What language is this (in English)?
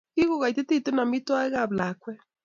Kalenjin